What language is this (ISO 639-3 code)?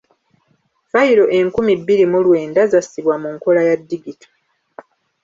lug